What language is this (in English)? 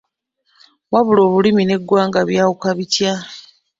Ganda